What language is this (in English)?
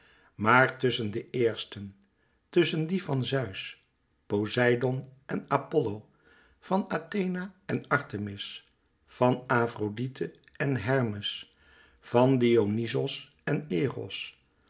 Dutch